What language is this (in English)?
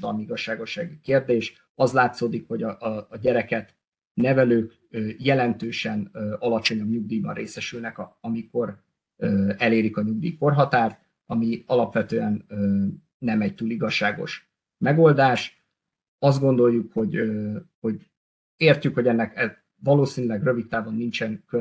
Hungarian